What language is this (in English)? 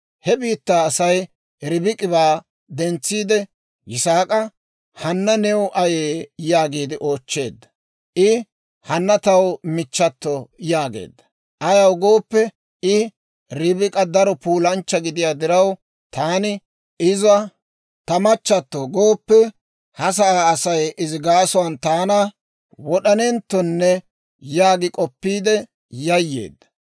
Dawro